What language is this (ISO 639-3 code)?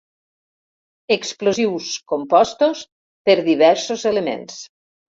cat